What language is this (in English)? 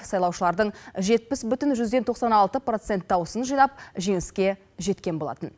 Kazakh